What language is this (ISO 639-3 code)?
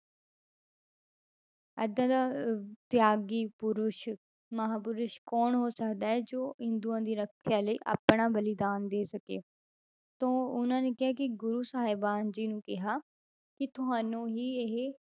pan